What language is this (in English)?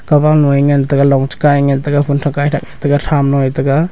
Wancho Naga